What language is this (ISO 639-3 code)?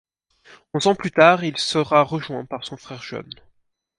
fra